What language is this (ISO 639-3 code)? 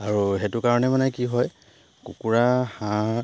asm